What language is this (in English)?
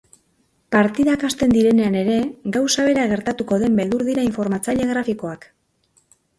Basque